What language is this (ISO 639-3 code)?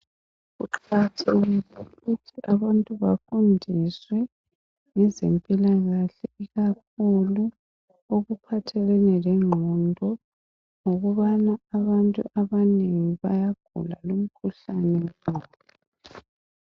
nde